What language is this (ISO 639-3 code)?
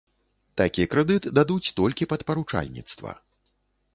bel